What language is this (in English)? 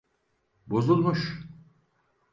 Turkish